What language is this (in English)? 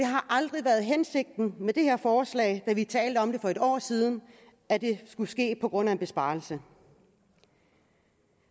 Danish